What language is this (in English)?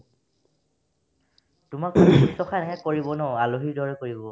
Assamese